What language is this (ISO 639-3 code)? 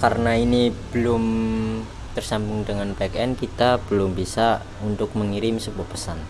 ind